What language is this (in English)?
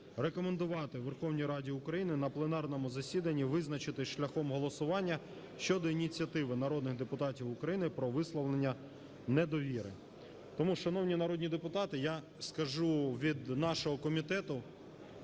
Ukrainian